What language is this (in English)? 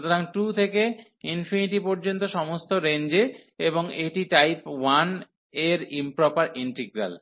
Bangla